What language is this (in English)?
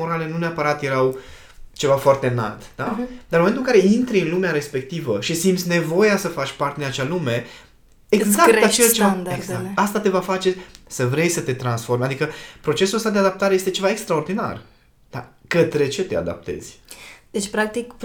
Romanian